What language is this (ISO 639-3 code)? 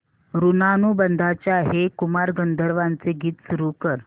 mar